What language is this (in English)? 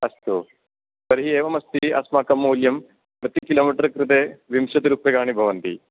Sanskrit